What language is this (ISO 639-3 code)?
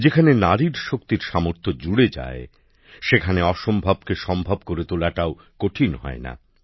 ben